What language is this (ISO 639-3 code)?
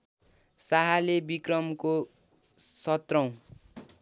nep